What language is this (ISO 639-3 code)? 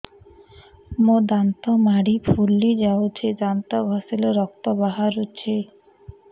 ori